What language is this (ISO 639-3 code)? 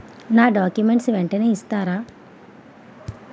tel